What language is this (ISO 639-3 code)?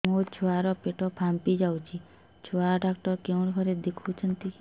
ori